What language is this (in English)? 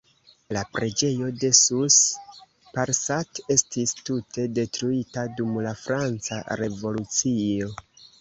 Esperanto